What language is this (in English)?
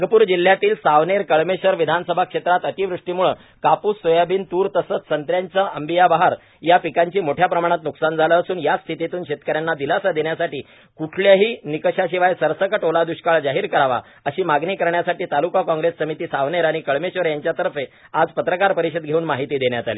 Marathi